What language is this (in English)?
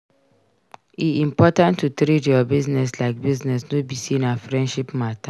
Nigerian Pidgin